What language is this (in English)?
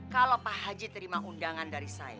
Indonesian